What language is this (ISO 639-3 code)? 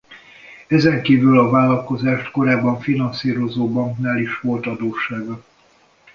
hun